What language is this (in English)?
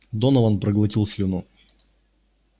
Russian